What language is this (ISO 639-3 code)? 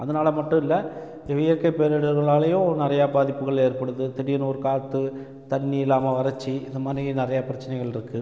tam